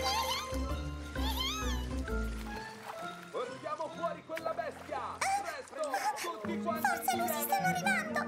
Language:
Italian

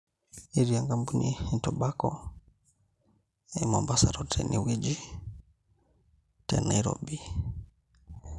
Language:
Masai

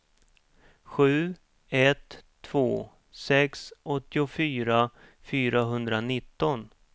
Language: Swedish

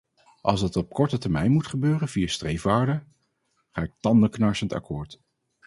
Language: Dutch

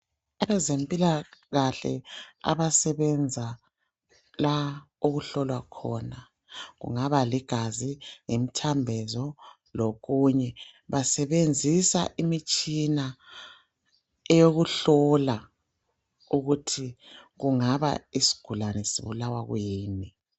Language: North Ndebele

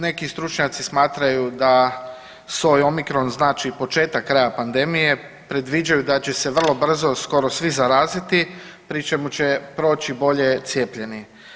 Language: Croatian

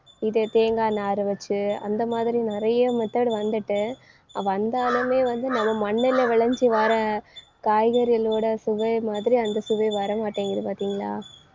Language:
Tamil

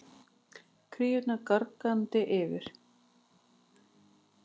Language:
Icelandic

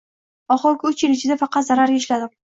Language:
Uzbek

